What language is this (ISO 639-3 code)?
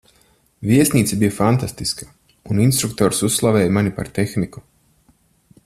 lav